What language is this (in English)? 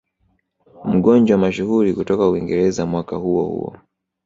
Swahili